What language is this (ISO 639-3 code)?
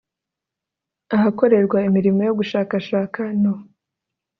kin